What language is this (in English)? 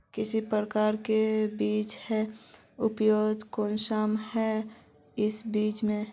Magahi